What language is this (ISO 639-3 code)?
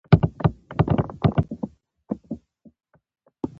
pus